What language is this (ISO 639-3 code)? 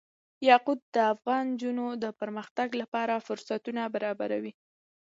pus